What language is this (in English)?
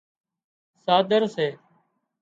Wadiyara Koli